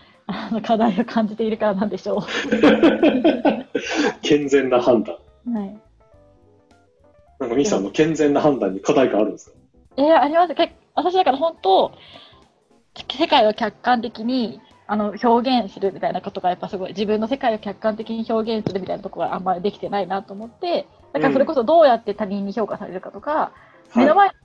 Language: Japanese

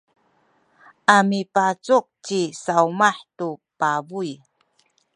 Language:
Sakizaya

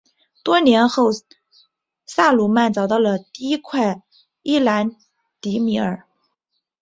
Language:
Chinese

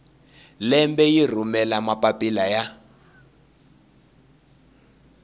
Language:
Tsonga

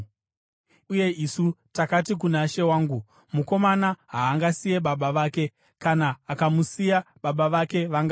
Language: Shona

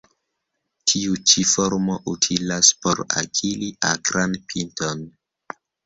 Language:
Esperanto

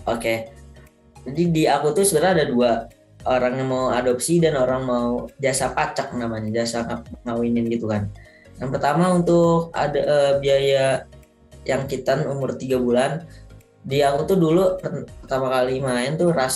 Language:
Indonesian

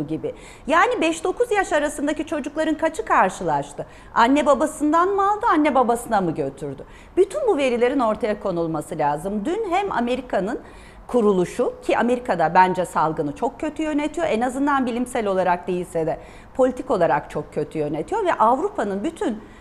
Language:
Turkish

